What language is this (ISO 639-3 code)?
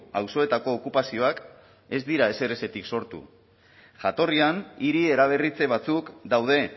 eus